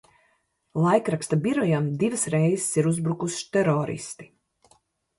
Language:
Latvian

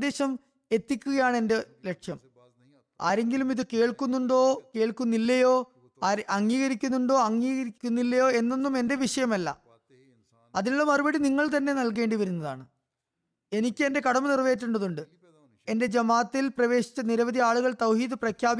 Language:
Malayalam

